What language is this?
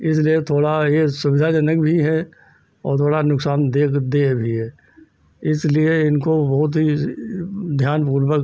Hindi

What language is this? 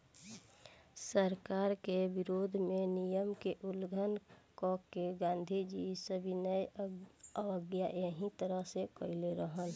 Bhojpuri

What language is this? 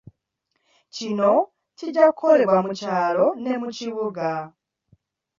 Ganda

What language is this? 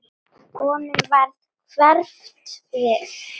Icelandic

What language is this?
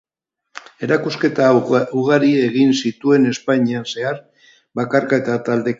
Basque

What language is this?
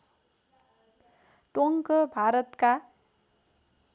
Nepali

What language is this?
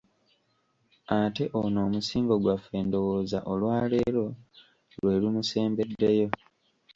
Ganda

